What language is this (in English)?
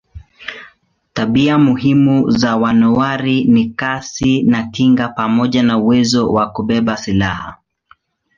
Swahili